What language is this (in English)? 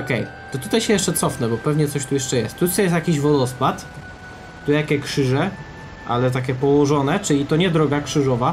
Polish